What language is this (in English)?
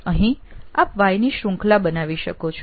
Gujarati